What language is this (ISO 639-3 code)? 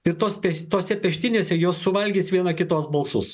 lit